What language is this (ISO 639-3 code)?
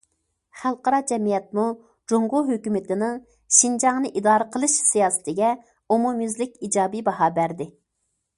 uig